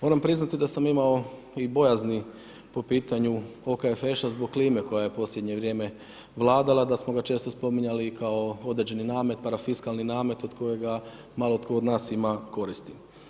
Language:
Croatian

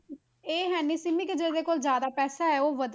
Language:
Punjabi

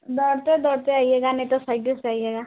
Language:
Hindi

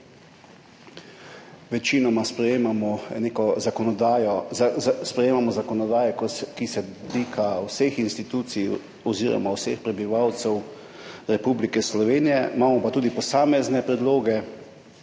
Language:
Slovenian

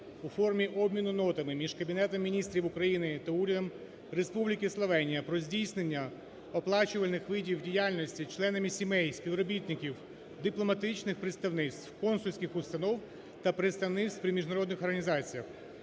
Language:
Ukrainian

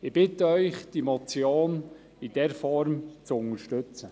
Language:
Swiss German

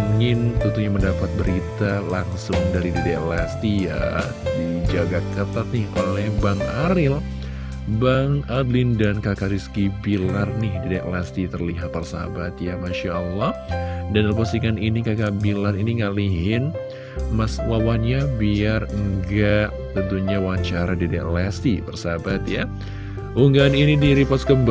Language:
Indonesian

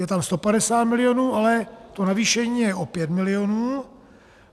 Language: Czech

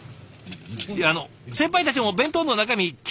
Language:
Japanese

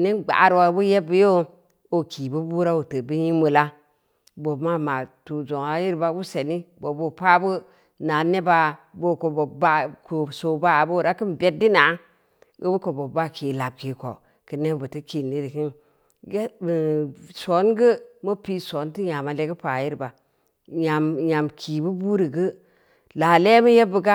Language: Samba Leko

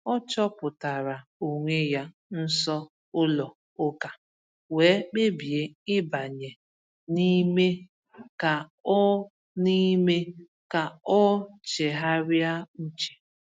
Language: Igbo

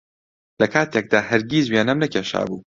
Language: Central Kurdish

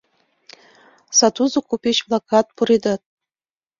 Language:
Mari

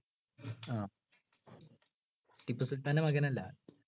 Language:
Malayalam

